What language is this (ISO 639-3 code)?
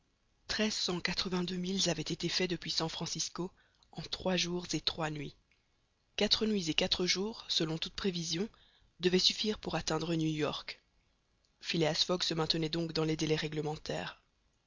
fra